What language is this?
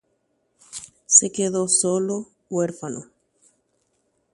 Guarani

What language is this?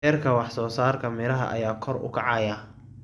Somali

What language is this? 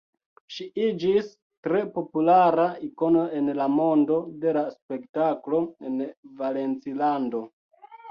Esperanto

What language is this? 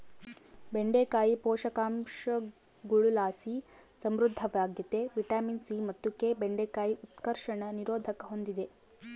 Kannada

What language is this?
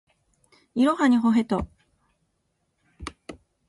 Japanese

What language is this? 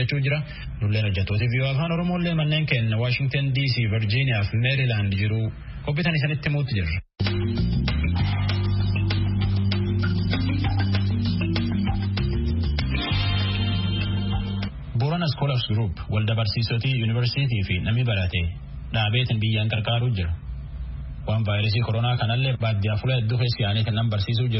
Indonesian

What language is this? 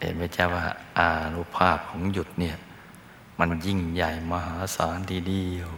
Thai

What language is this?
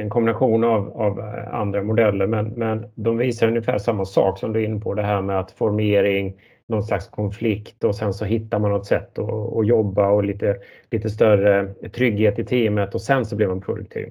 Swedish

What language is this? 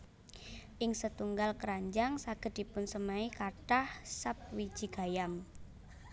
Javanese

